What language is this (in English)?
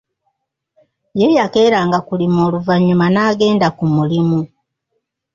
Ganda